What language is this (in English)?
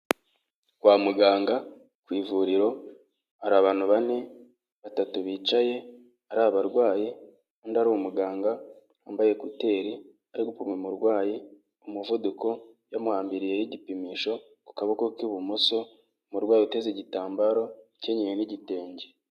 Kinyarwanda